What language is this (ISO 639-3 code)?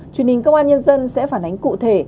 vie